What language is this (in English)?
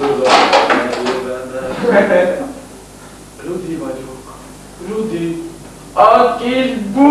Hungarian